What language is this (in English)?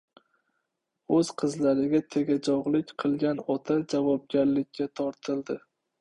Uzbek